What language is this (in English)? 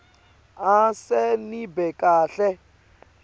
Swati